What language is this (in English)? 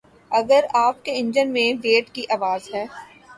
Urdu